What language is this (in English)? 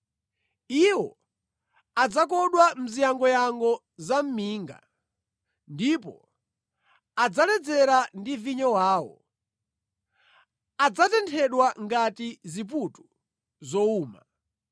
Nyanja